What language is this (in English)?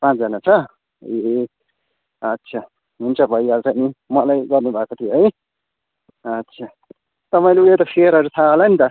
Nepali